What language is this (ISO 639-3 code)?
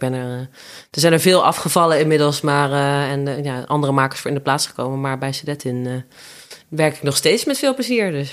nld